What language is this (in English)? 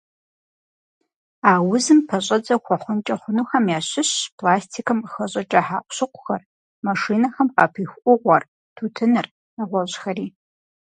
Kabardian